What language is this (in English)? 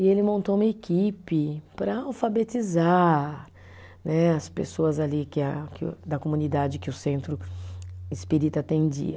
Portuguese